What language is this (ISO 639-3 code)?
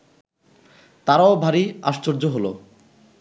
ben